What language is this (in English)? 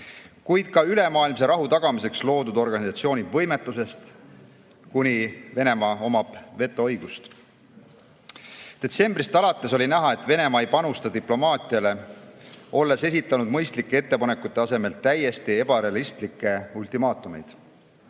Estonian